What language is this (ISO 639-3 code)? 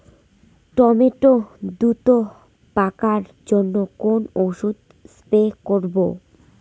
ben